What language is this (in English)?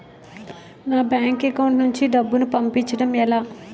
Telugu